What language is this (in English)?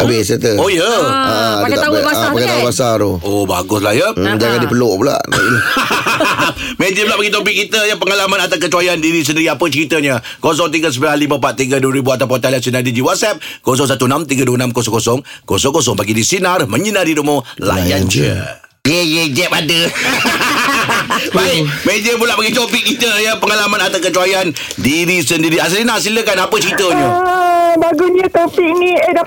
Malay